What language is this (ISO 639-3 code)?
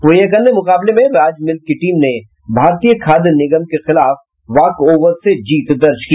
hin